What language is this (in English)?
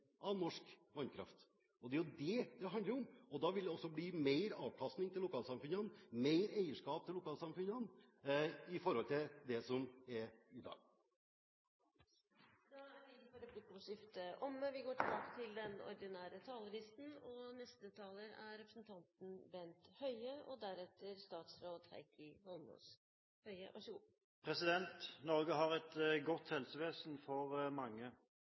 Norwegian